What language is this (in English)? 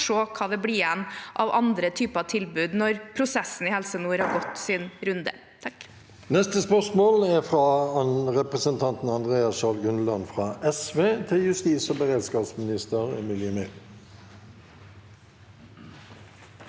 Norwegian